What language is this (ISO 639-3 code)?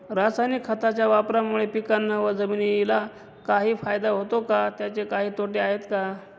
mar